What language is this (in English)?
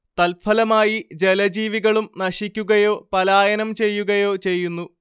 Malayalam